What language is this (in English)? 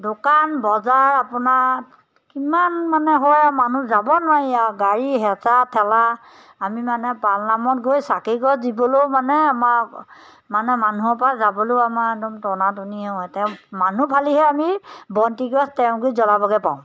Assamese